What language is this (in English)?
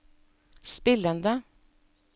Norwegian